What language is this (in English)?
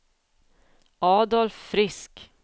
Swedish